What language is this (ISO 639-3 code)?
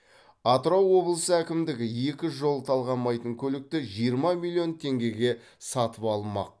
kaz